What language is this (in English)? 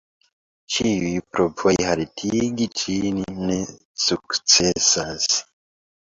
Esperanto